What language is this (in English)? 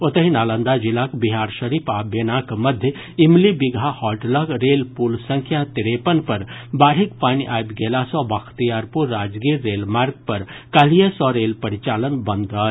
Maithili